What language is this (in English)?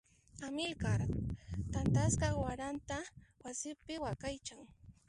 Puno Quechua